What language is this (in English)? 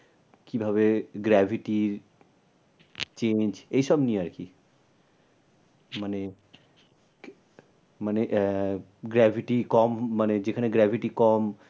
Bangla